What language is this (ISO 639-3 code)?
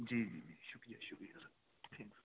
urd